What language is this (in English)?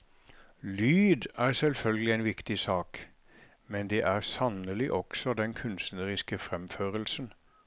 Norwegian